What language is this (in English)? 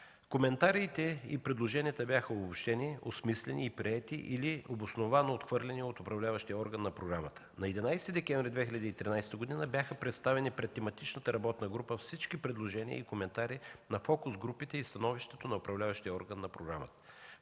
Bulgarian